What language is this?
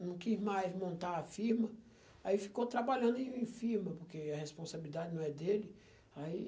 Portuguese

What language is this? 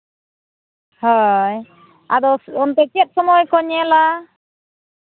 Santali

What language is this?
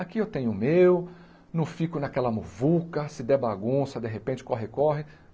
Portuguese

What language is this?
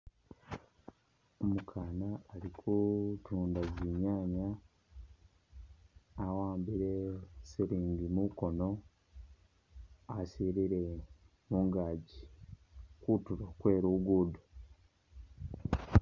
Masaaba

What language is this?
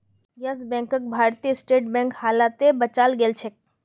Magahi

